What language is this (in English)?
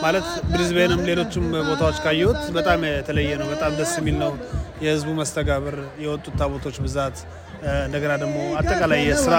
Amharic